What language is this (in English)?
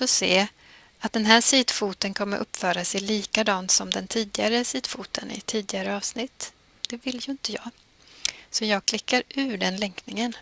Swedish